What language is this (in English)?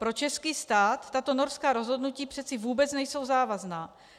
Czech